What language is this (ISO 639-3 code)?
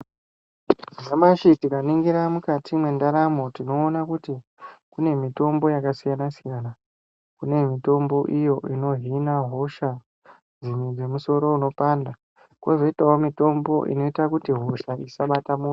ndc